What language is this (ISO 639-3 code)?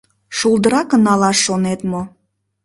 chm